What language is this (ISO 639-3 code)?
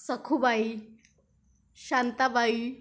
mar